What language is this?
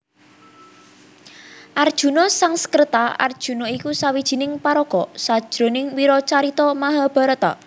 Javanese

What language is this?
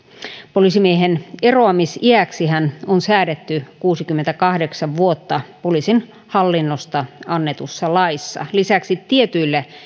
Finnish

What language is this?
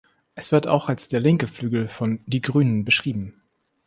German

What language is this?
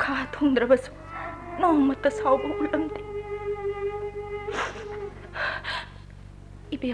Korean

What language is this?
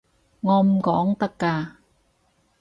Cantonese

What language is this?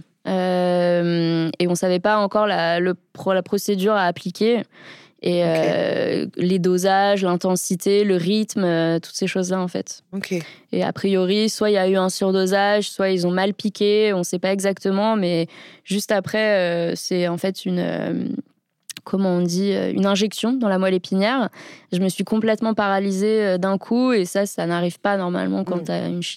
French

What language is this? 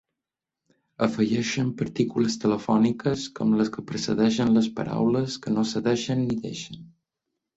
Catalan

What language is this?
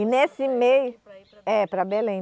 Portuguese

